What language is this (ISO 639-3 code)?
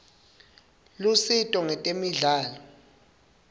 ssw